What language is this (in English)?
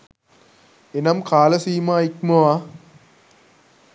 Sinhala